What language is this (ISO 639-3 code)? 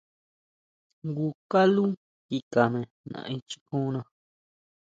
mau